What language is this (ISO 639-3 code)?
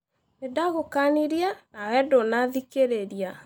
kik